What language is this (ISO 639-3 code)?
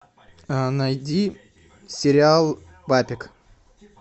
rus